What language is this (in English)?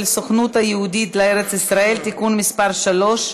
Hebrew